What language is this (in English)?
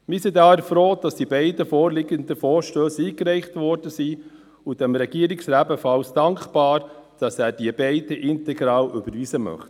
Swiss German